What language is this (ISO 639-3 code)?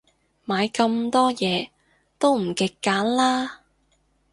yue